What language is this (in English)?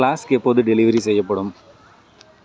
Tamil